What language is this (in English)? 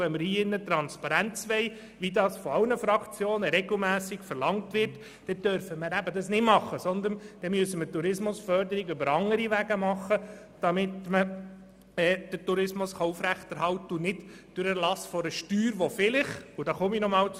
Swiss German